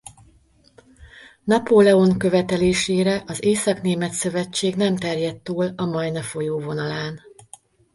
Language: Hungarian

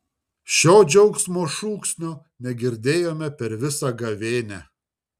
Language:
Lithuanian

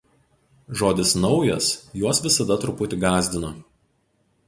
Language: Lithuanian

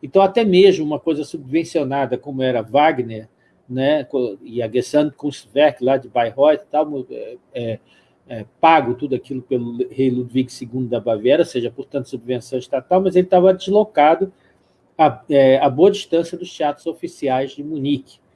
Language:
Portuguese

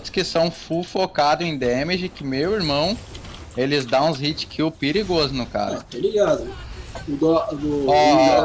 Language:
Portuguese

